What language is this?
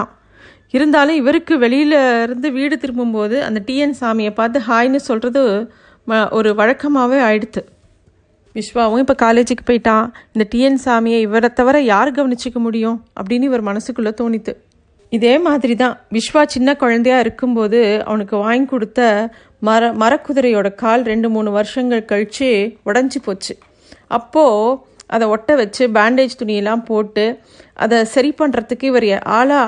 Tamil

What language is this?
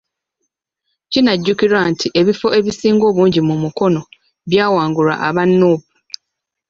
Ganda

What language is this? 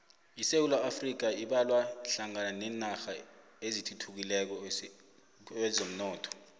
South Ndebele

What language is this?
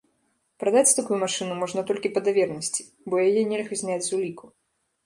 Belarusian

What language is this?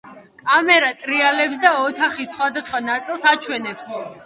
Georgian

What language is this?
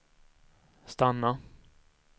Swedish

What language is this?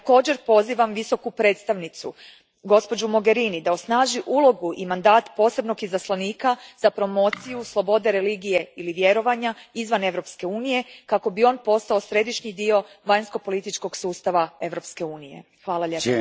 Croatian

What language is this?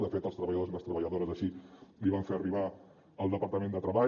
Catalan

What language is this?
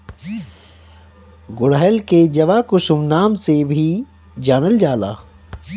Bhojpuri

